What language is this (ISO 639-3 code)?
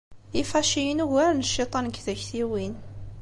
kab